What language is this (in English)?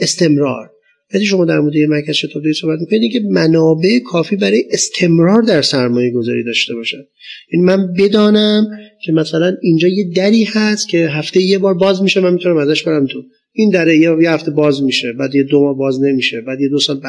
Persian